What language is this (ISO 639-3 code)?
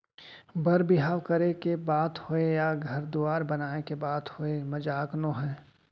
hne